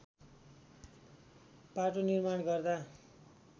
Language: Nepali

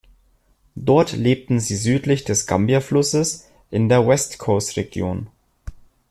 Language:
German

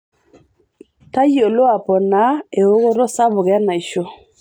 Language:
Masai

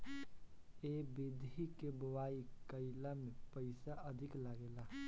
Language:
Bhojpuri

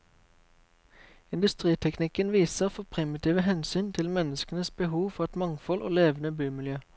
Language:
Norwegian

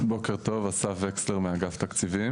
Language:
Hebrew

